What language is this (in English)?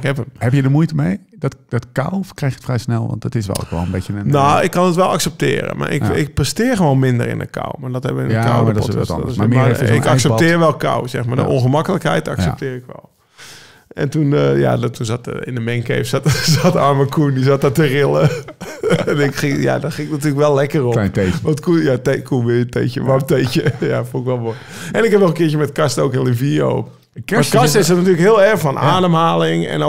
Dutch